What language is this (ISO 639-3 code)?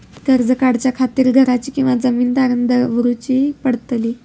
mar